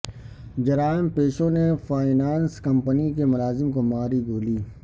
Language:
Urdu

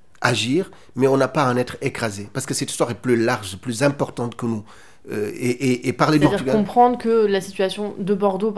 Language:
French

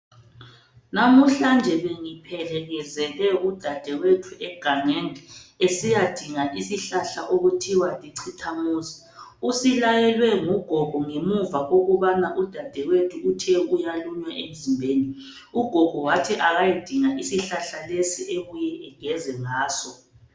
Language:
North Ndebele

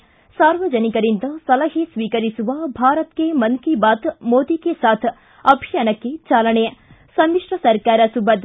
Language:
Kannada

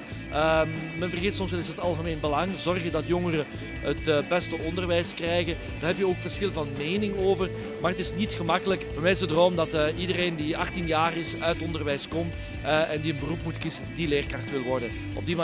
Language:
Dutch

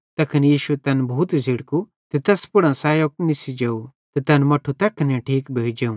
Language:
Bhadrawahi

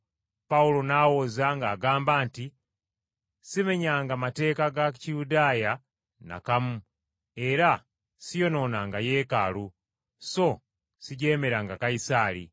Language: Ganda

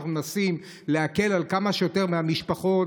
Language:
Hebrew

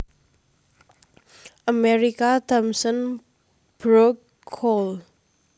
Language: Javanese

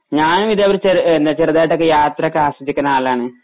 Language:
Malayalam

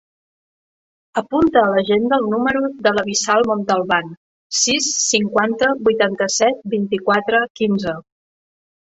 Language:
Catalan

